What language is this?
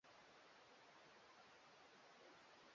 Swahili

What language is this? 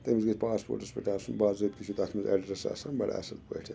Kashmiri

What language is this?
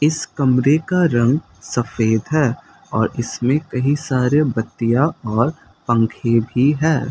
Hindi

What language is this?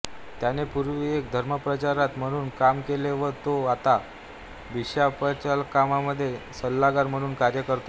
Marathi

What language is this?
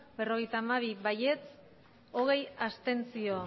Basque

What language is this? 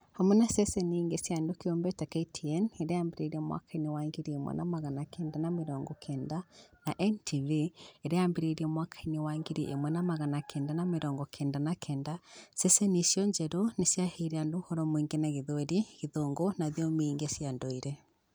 Kikuyu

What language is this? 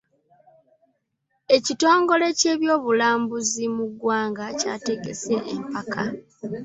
Ganda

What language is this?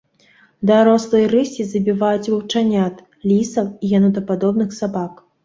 Belarusian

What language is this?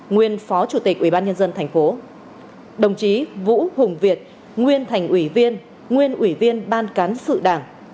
Vietnamese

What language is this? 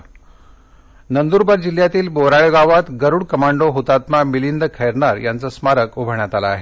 Marathi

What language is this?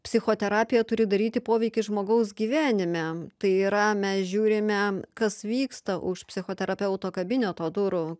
Lithuanian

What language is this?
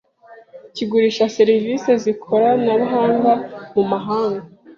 Kinyarwanda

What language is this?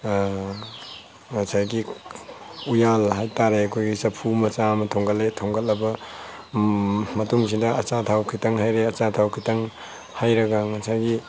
Manipuri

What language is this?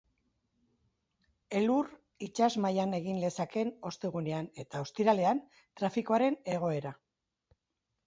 Basque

